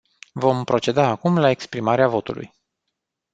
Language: Romanian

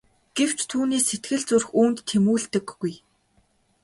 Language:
Mongolian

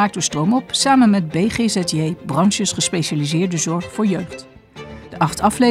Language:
Dutch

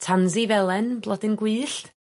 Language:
Welsh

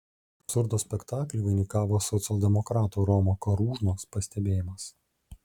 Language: Lithuanian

